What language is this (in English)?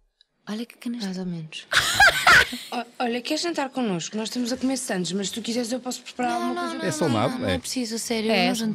Portuguese